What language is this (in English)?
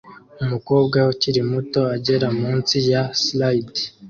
Kinyarwanda